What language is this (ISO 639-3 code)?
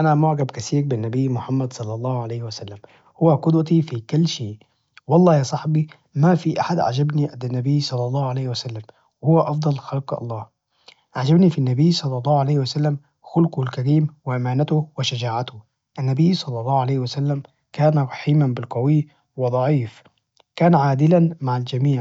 ars